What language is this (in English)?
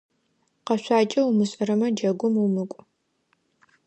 Adyghe